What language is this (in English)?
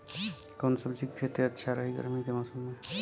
Bhojpuri